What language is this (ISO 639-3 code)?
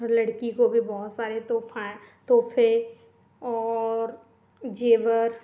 hin